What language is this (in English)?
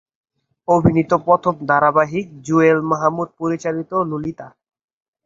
Bangla